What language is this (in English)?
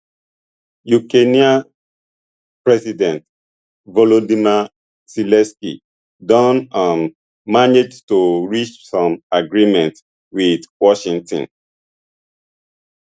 Nigerian Pidgin